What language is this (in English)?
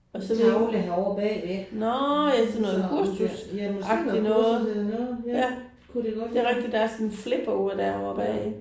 Danish